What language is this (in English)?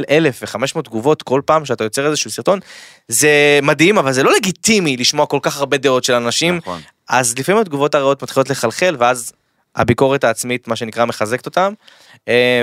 Hebrew